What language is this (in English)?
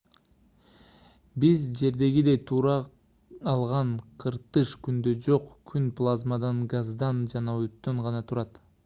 Kyrgyz